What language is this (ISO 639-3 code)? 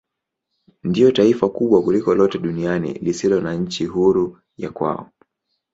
swa